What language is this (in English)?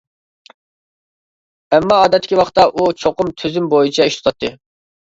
Uyghur